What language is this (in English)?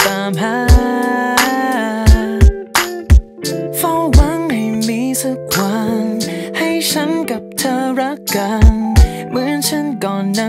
Korean